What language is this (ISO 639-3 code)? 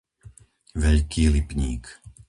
slk